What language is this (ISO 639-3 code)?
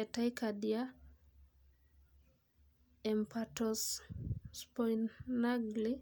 mas